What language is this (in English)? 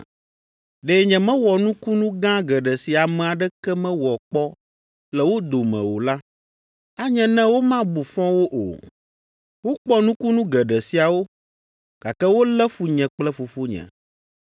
Ewe